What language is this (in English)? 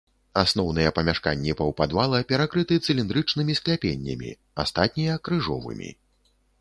Belarusian